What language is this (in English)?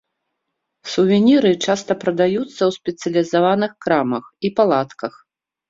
Belarusian